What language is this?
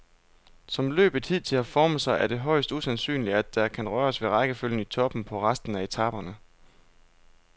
Danish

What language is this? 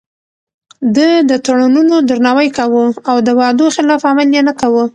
Pashto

